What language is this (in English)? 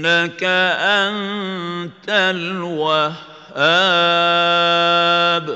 Arabic